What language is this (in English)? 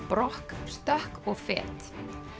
Icelandic